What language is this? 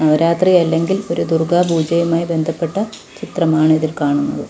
Malayalam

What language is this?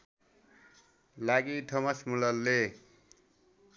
Nepali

